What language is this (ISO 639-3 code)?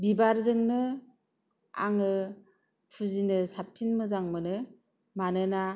brx